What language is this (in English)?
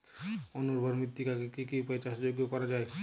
Bangla